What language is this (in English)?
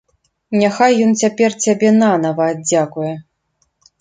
Belarusian